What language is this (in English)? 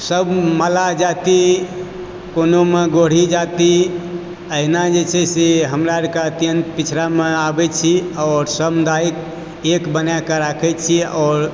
Maithili